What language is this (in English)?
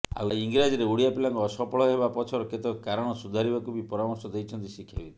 Odia